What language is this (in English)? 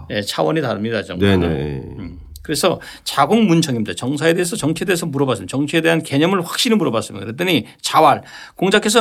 Korean